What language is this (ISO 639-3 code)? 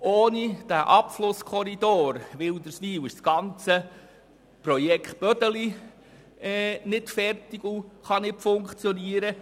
gsw